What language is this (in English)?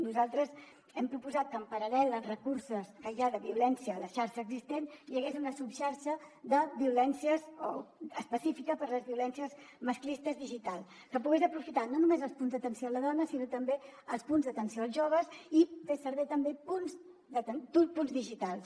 Catalan